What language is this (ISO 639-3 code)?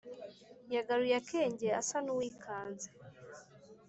kin